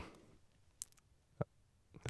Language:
Norwegian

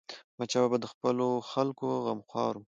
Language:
Pashto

